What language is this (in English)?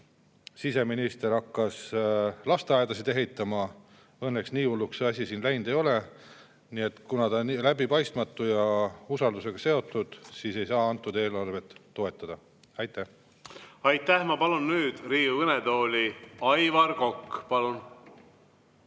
Estonian